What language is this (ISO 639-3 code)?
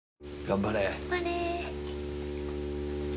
jpn